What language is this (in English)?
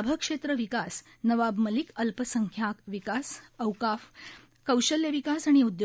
Marathi